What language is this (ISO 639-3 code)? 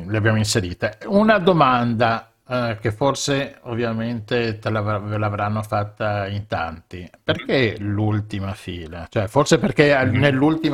ita